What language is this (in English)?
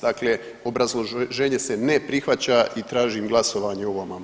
Croatian